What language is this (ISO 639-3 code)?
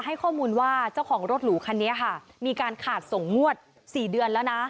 tha